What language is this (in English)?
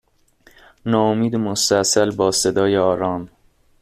Persian